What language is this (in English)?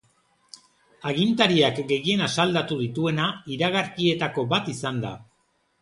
Basque